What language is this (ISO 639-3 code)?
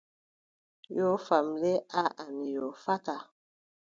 fub